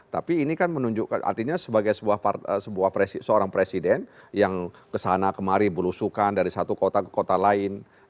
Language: Indonesian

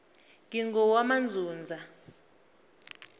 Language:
South Ndebele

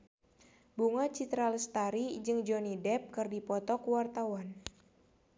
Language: Sundanese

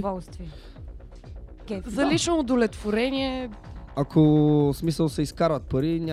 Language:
Bulgarian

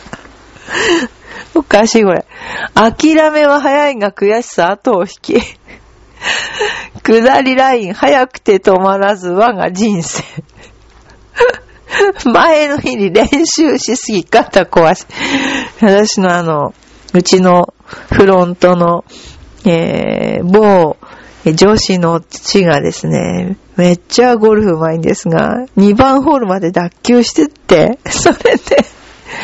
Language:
Japanese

